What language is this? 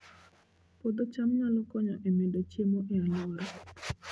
Luo (Kenya and Tanzania)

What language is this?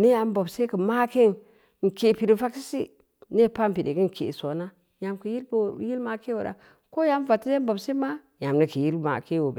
Samba Leko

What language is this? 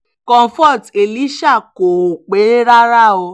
Yoruba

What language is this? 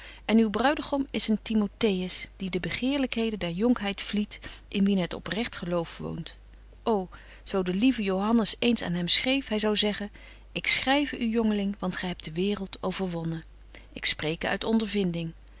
Dutch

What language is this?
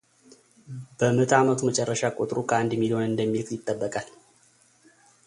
Amharic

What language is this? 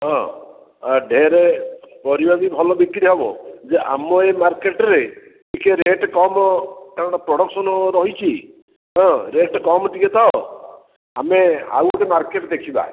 Odia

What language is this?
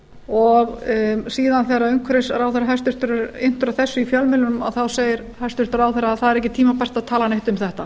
Icelandic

